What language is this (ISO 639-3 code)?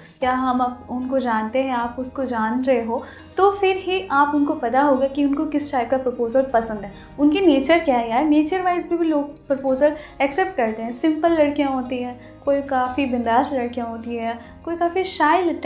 hin